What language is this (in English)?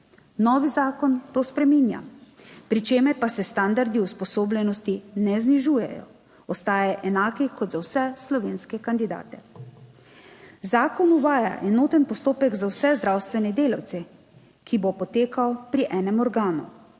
Slovenian